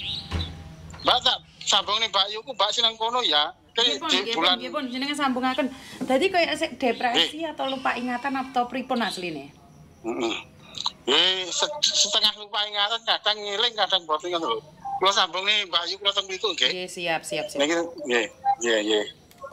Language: Indonesian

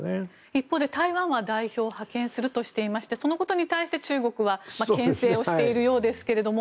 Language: Japanese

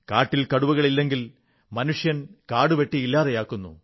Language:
Malayalam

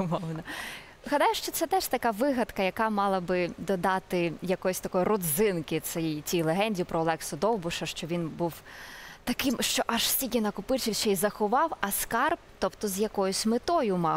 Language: Ukrainian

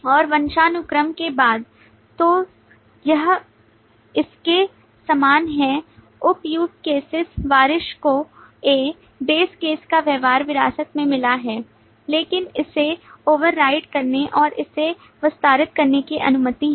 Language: Hindi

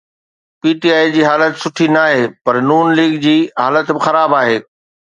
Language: Sindhi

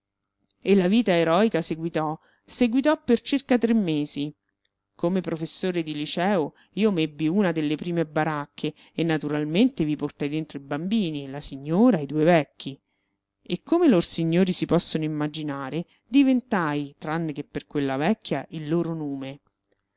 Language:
Italian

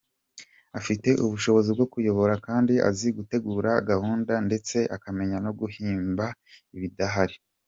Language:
Kinyarwanda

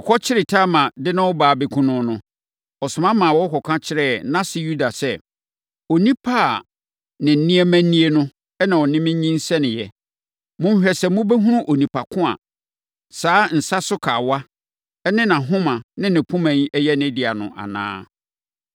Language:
Akan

